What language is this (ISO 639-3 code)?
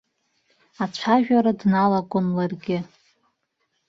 abk